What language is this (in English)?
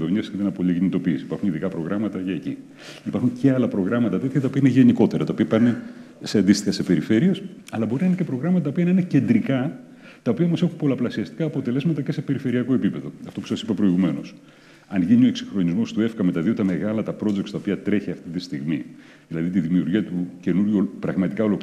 Greek